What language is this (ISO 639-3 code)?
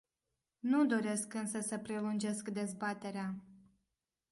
ron